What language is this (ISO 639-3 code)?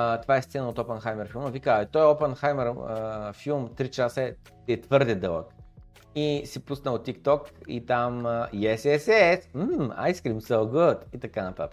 bul